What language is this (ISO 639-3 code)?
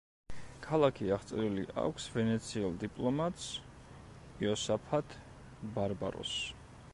kat